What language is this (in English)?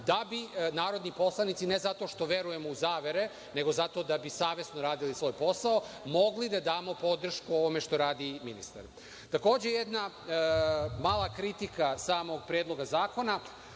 Serbian